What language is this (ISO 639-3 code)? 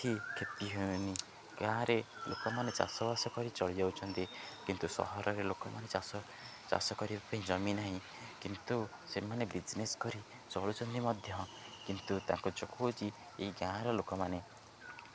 ori